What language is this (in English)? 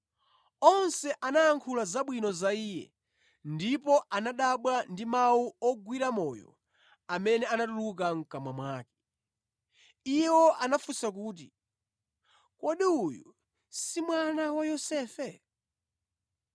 Nyanja